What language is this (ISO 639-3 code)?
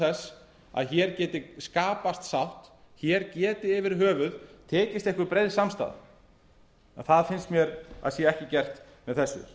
isl